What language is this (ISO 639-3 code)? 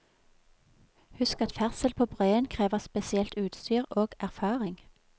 nor